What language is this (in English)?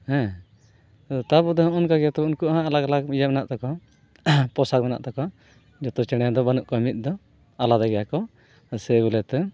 Santali